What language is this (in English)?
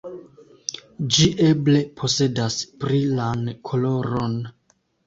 Esperanto